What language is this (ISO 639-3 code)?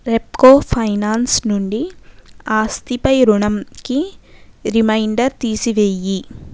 tel